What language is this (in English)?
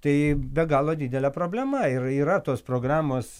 Lithuanian